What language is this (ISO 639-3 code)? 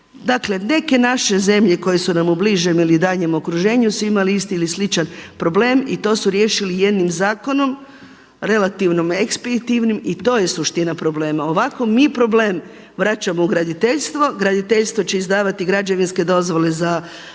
hrv